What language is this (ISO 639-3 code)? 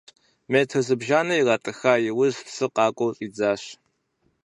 kbd